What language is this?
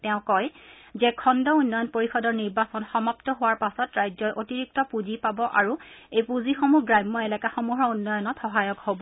Assamese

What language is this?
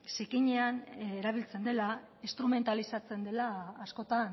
Basque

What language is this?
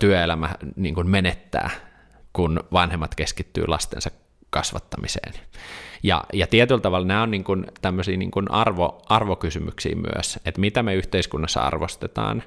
Finnish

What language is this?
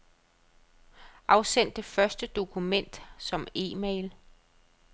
Danish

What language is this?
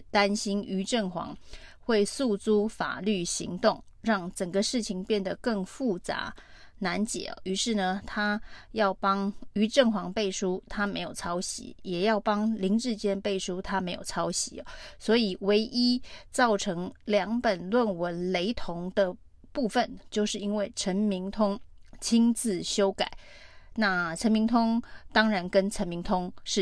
Chinese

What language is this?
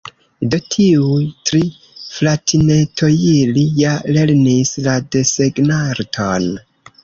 Esperanto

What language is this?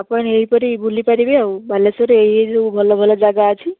Odia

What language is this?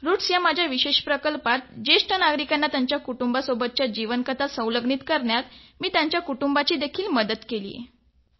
Marathi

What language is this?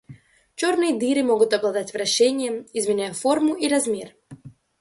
Russian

